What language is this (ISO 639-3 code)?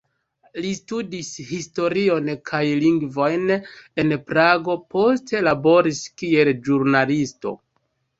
epo